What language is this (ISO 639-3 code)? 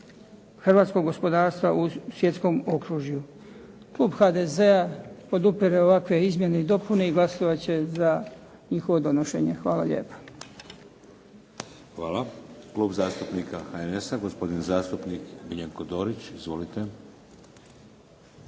hrv